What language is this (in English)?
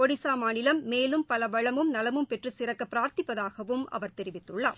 Tamil